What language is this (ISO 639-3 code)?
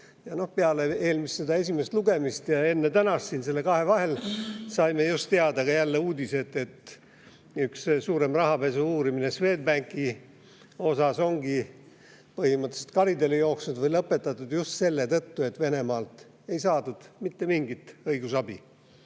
est